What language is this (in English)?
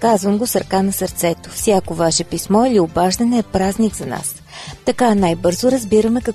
Bulgarian